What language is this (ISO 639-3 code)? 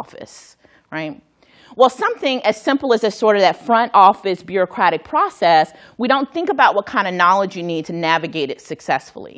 eng